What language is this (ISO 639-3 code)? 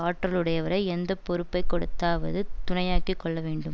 tam